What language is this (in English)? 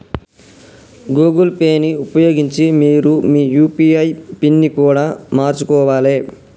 Telugu